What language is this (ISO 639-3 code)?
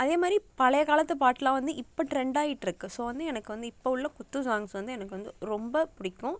tam